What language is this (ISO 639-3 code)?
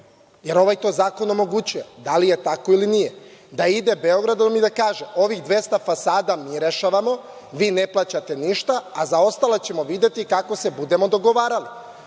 srp